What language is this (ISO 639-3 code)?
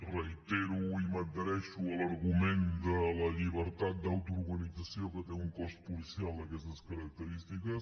cat